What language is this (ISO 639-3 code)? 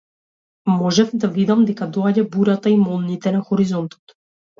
mkd